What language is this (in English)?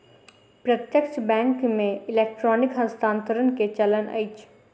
Maithili